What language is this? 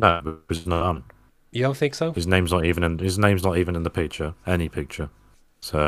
English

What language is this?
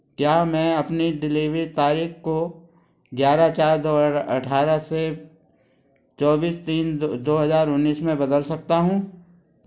Hindi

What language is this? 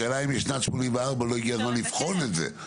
Hebrew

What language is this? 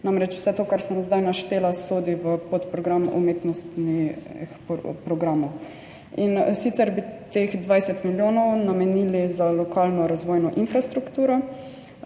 Slovenian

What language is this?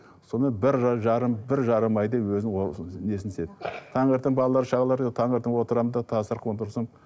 Kazakh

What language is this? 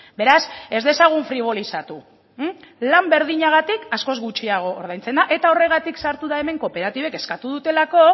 Basque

